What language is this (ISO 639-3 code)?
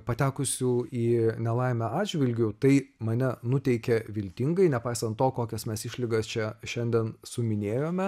lit